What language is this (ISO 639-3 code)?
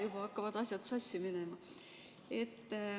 est